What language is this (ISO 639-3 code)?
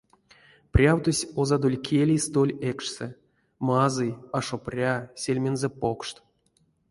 myv